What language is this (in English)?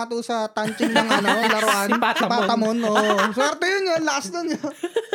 Filipino